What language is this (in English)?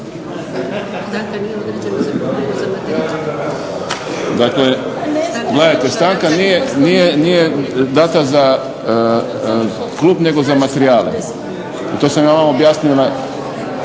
Croatian